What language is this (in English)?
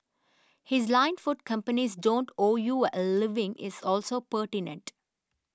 English